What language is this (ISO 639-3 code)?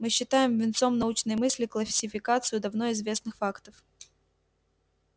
rus